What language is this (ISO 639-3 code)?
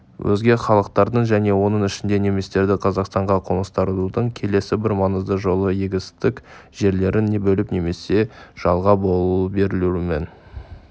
kaz